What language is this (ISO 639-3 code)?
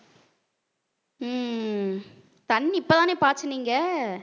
tam